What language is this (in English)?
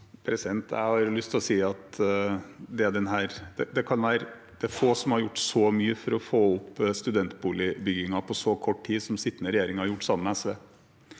Norwegian